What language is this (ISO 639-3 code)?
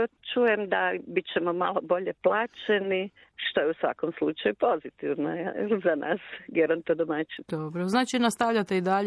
hrv